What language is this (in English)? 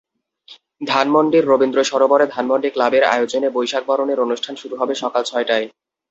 Bangla